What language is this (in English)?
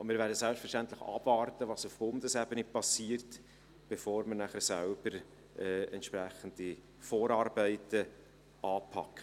Swiss German